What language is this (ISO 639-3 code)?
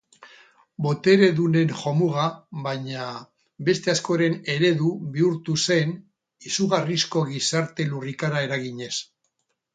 eus